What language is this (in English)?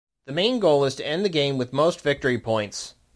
English